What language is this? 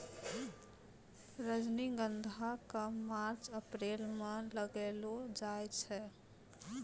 Maithili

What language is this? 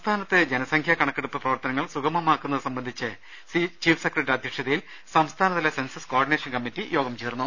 Malayalam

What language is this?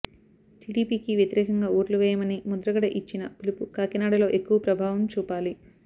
Telugu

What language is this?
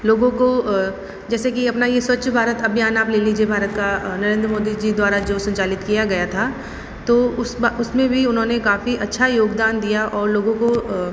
Hindi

